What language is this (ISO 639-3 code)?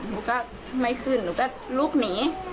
tha